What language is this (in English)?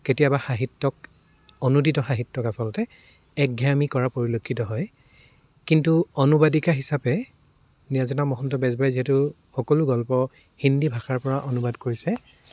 Assamese